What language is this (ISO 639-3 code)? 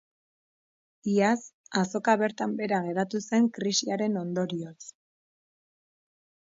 eus